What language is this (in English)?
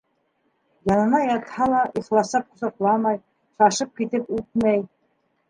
Bashkir